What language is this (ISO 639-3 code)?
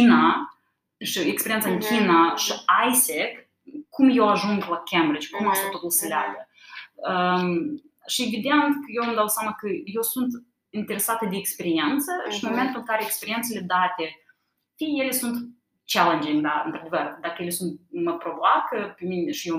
ron